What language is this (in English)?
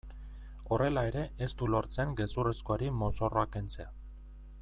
Basque